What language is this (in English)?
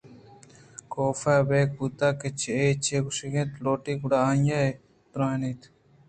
Eastern Balochi